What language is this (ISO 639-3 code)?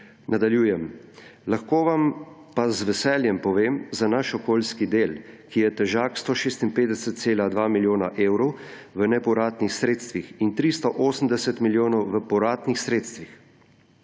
slv